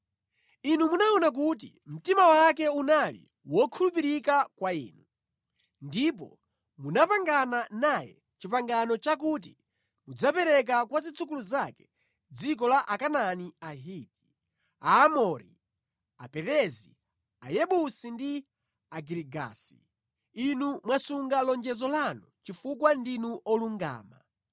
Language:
Nyanja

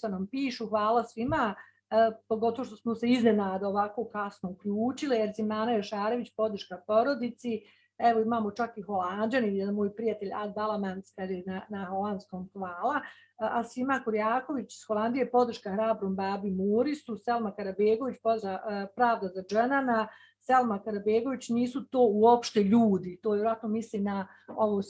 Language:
Bosnian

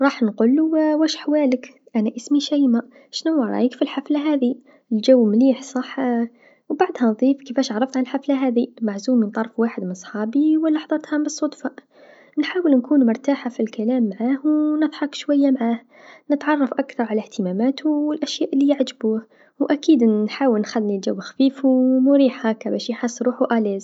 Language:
Tunisian Arabic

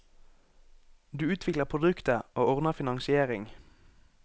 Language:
Norwegian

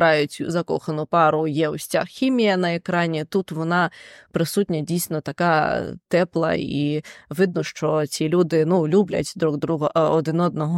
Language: Ukrainian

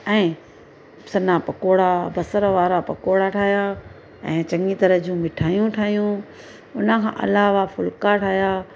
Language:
Sindhi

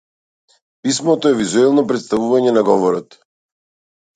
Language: Macedonian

